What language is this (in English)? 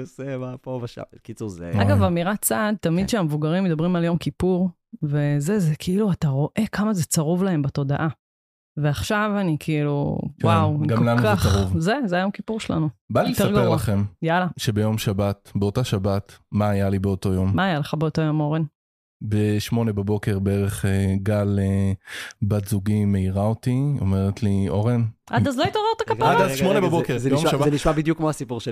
Hebrew